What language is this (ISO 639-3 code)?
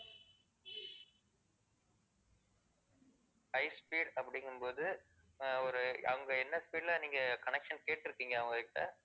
tam